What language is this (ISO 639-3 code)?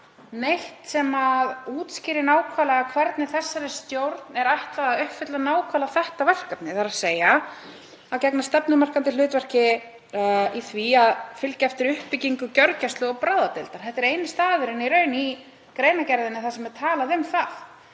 isl